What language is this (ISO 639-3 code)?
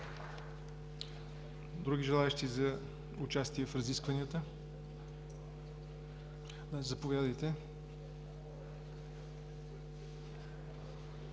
bul